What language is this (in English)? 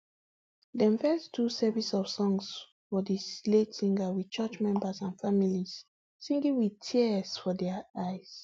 Nigerian Pidgin